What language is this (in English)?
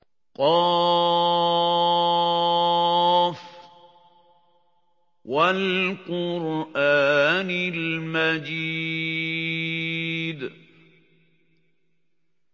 Arabic